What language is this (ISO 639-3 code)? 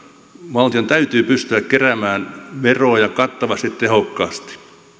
fin